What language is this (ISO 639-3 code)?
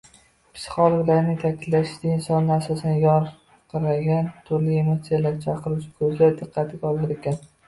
uzb